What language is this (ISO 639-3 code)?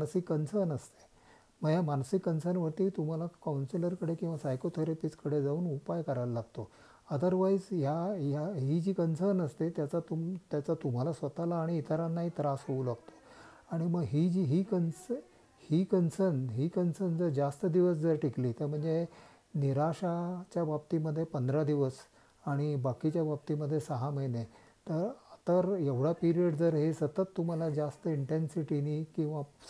mar